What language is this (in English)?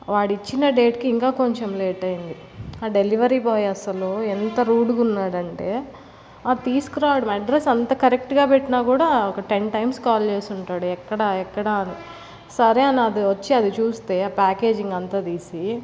Telugu